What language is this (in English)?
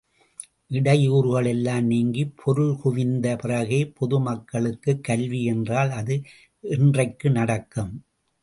Tamil